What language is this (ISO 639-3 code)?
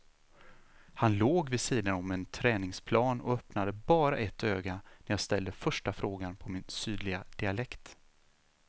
swe